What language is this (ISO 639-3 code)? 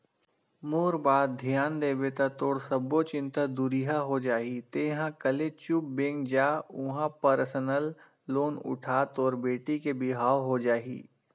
hne